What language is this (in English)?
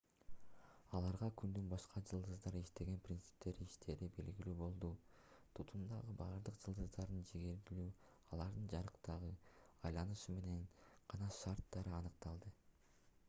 Kyrgyz